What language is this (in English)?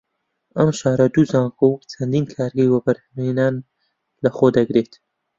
Central Kurdish